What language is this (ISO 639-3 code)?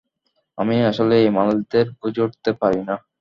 ben